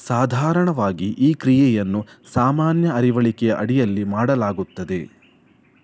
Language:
Kannada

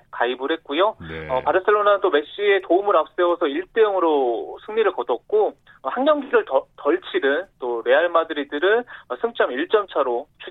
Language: Korean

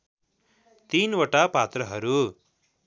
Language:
Nepali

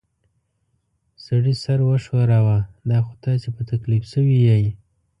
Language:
Pashto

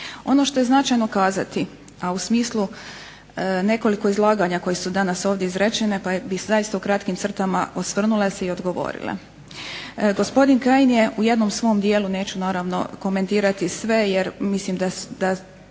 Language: Croatian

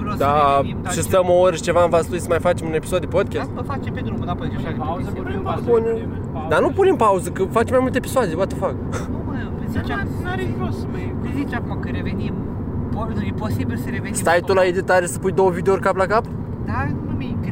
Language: Romanian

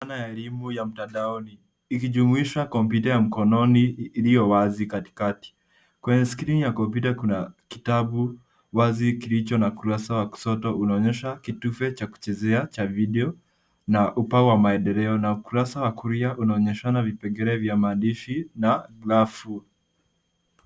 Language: Swahili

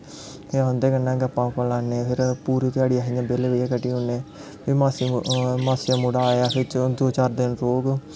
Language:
Dogri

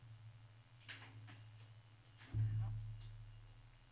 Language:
Norwegian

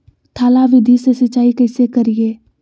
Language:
Magahi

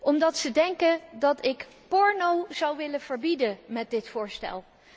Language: Dutch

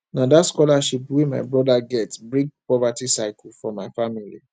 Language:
Nigerian Pidgin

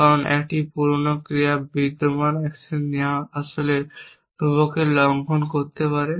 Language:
Bangla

